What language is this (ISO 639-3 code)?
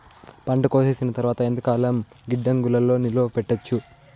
tel